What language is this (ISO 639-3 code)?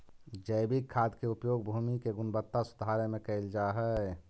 mag